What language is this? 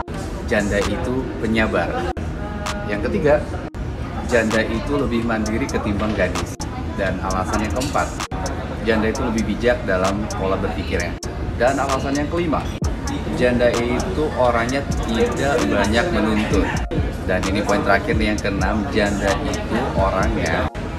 Indonesian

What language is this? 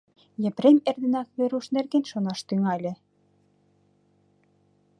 Mari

